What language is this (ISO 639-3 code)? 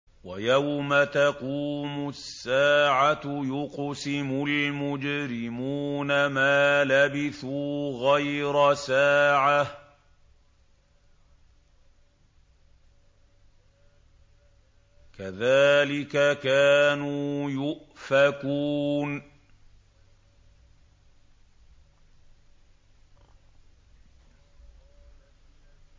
ara